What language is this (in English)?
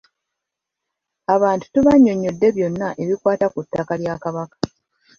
Ganda